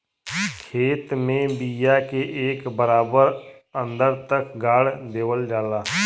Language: Bhojpuri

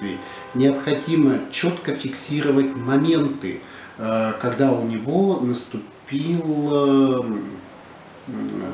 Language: Russian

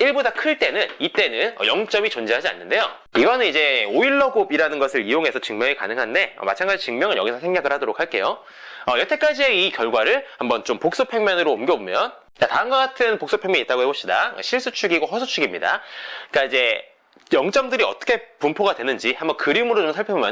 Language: Korean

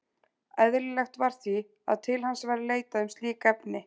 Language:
Icelandic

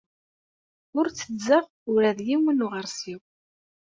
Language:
Kabyle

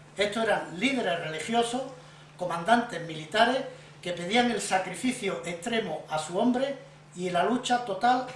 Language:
Spanish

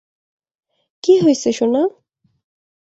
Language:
Bangla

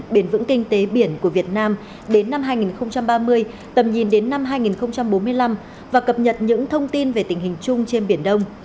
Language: Vietnamese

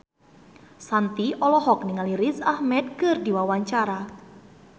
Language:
Sundanese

